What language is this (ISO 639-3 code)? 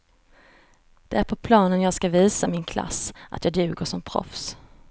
swe